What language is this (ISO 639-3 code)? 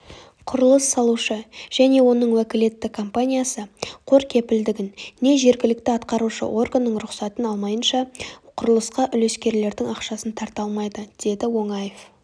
kaz